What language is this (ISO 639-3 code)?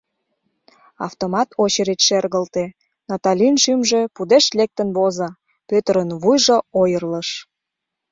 chm